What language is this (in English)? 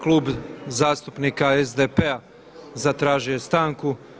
Croatian